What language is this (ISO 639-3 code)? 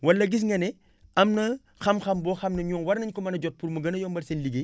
wol